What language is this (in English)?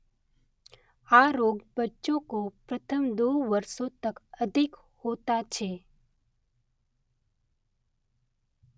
Gujarati